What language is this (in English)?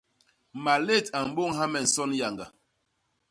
Basaa